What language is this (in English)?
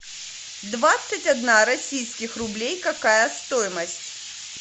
Russian